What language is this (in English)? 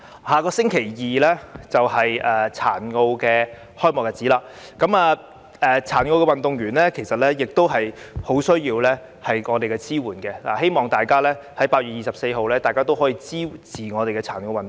Cantonese